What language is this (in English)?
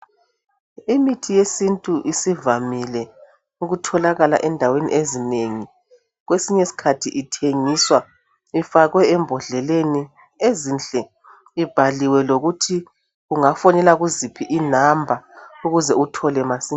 North Ndebele